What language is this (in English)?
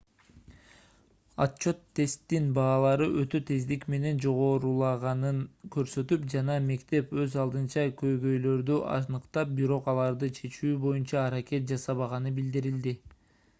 Kyrgyz